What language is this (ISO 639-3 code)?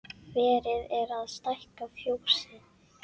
isl